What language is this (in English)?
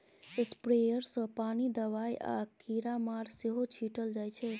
Maithili